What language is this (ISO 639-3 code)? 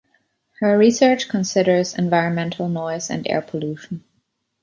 eng